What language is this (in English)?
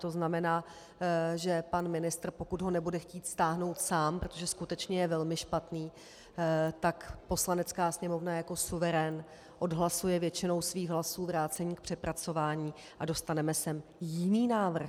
Czech